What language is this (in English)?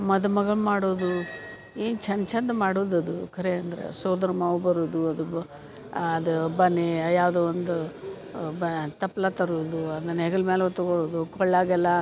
Kannada